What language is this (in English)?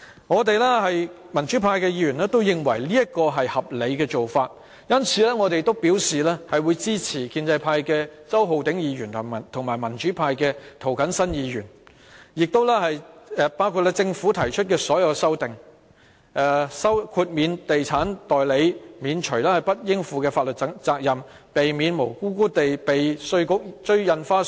Cantonese